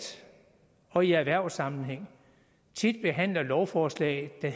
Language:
Danish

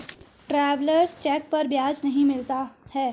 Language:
Hindi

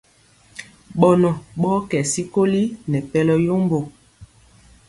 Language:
Mpiemo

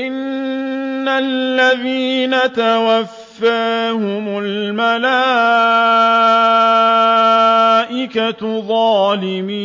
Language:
Arabic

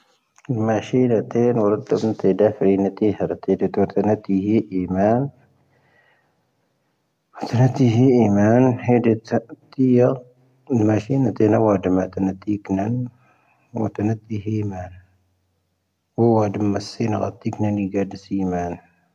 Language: Tahaggart Tamahaq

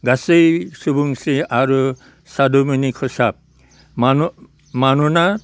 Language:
Bodo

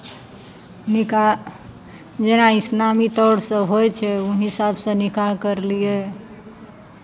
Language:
Maithili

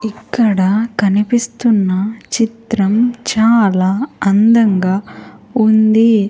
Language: Telugu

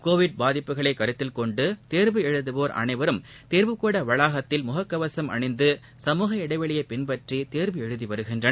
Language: Tamil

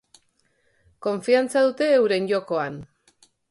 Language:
Basque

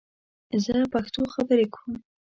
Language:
Pashto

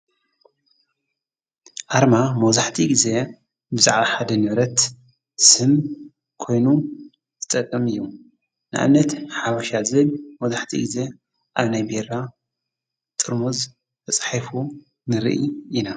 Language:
Tigrinya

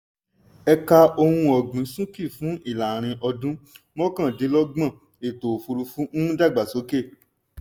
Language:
Yoruba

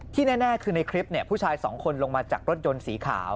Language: Thai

